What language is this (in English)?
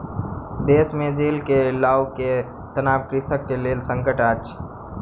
Maithili